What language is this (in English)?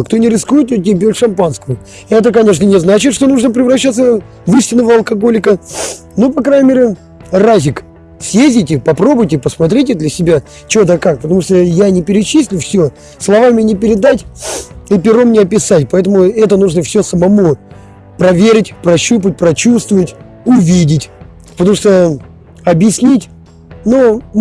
Russian